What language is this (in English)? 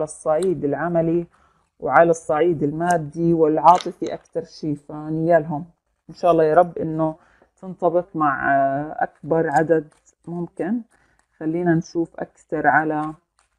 Arabic